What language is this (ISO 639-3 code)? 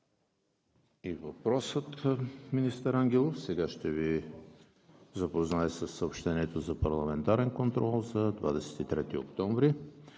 bul